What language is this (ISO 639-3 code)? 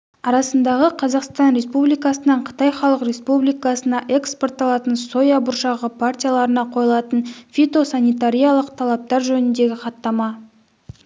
kaz